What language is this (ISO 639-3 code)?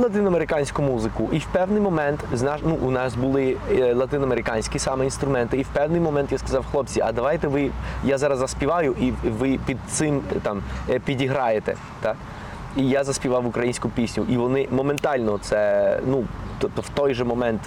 ukr